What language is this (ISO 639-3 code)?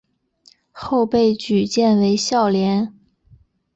zho